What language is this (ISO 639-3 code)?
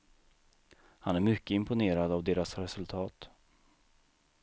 swe